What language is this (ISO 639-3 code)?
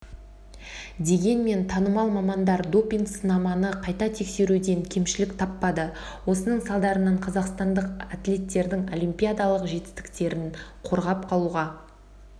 kaz